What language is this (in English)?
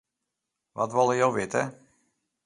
Western Frisian